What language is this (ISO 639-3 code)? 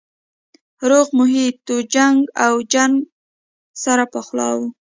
pus